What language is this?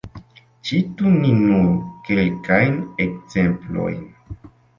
Esperanto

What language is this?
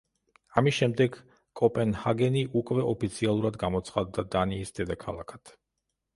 Georgian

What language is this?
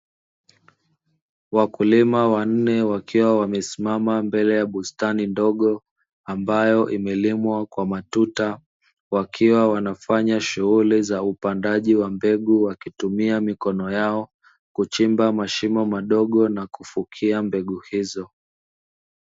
Swahili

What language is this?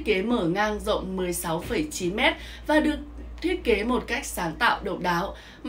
Vietnamese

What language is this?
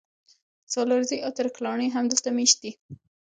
Pashto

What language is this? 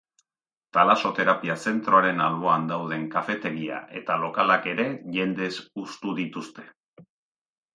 Basque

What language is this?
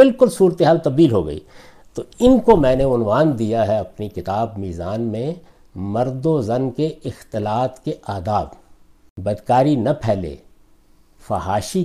Urdu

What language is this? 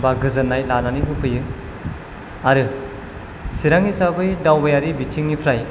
Bodo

